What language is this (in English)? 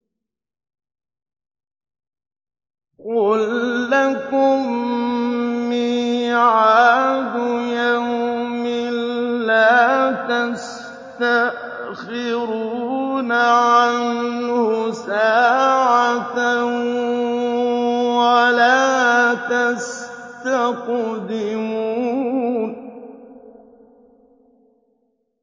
Arabic